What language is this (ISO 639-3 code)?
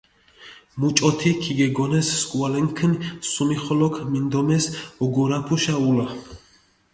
xmf